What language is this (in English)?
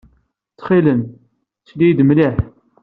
Kabyle